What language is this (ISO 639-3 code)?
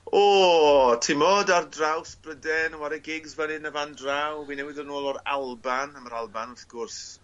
cym